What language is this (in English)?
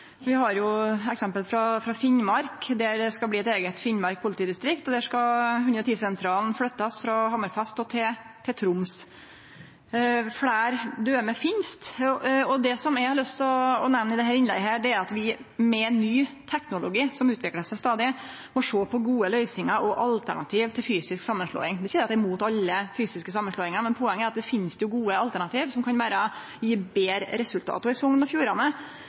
Norwegian Nynorsk